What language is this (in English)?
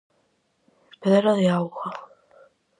Galician